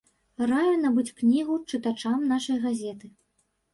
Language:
Belarusian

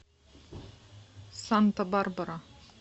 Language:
Russian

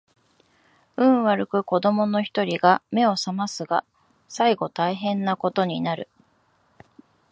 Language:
Japanese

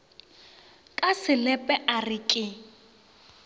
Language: Northern Sotho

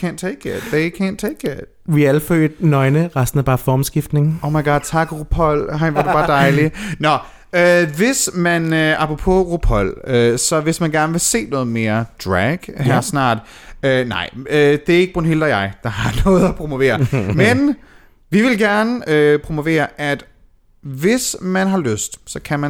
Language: Danish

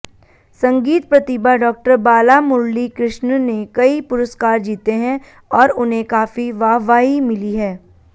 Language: Hindi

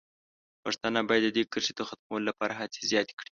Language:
Pashto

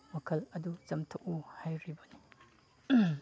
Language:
Manipuri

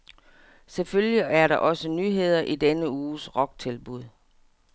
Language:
Danish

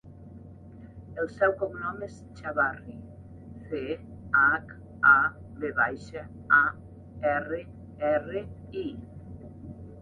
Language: Catalan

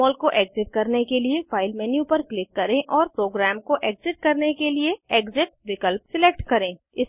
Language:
Hindi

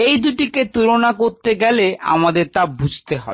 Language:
Bangla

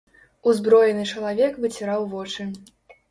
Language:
Belarusian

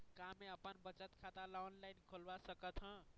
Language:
Chhattisgarhi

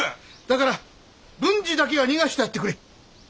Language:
Japanese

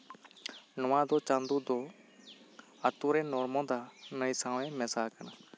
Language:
Santali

